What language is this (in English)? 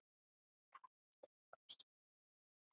Icelandic